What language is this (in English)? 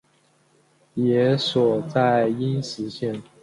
Chinese